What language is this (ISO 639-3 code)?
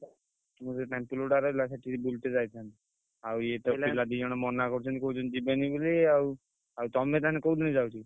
ori